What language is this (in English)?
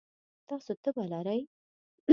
Pashto